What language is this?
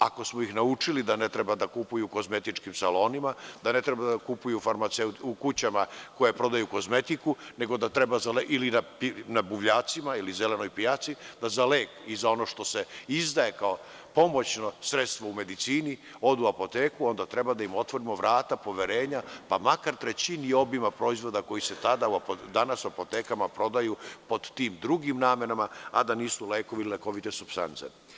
Serbian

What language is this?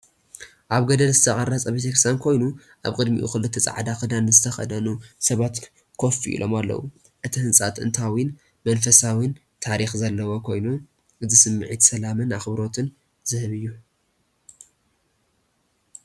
Tigrinya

